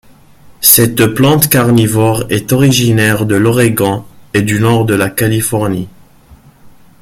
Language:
French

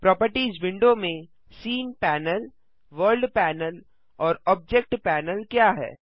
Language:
Hindi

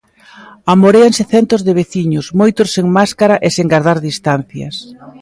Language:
Galician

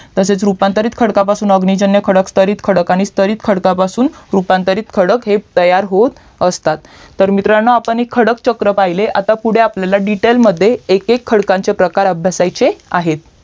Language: Marathi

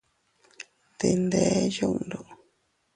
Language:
Teutila Cuicatec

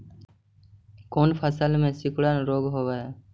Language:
Magahi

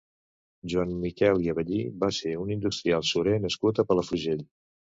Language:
Catalan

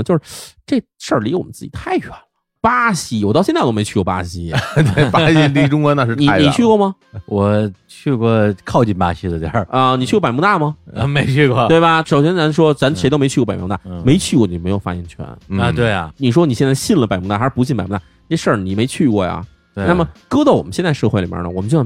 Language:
Chinese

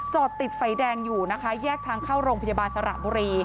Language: Thai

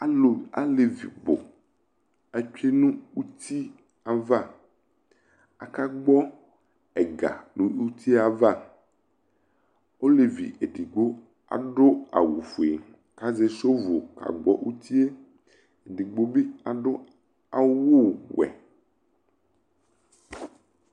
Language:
Ikposo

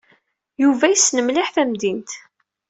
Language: Kabyle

